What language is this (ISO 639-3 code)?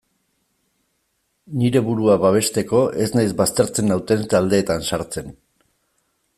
eus